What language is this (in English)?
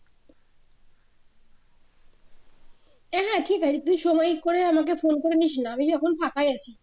Bangla